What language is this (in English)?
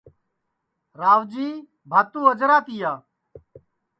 Sansi